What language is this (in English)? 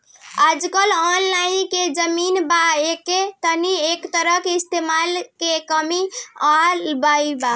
Bhojpuri